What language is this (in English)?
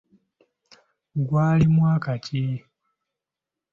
Ganda